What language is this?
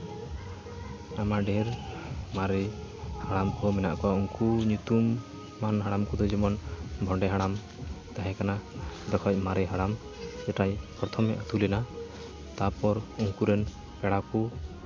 Santali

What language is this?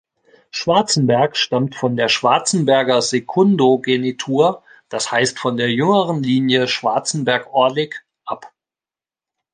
German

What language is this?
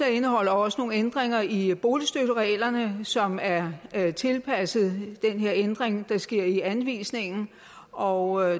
Danish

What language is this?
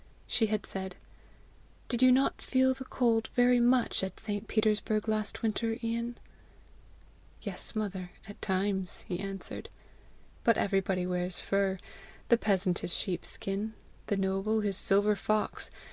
English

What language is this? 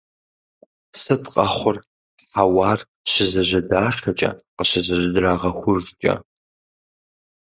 Kabardian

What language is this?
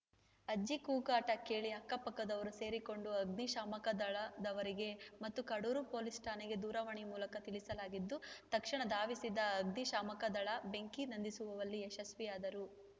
Kannada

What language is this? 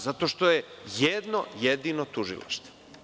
Serbian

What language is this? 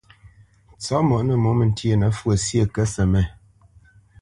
Bamenyam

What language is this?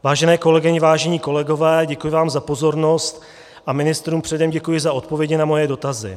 Czech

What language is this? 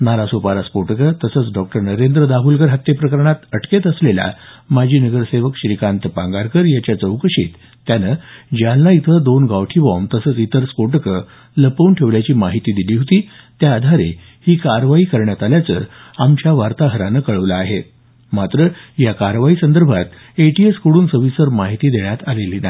Marathi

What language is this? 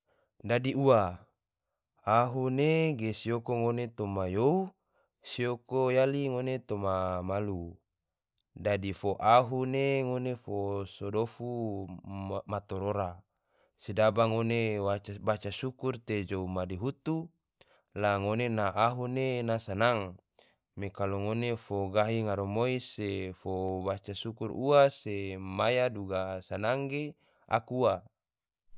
Tidore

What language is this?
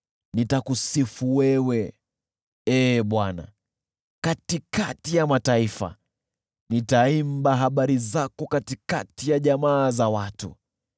Swahili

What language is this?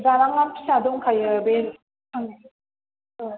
Bodo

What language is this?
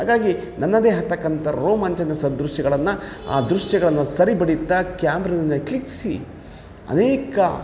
Kannada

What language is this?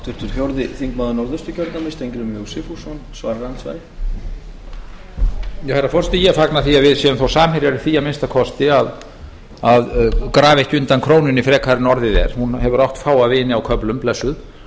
Icelandic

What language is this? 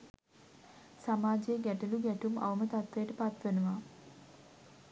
Sinhala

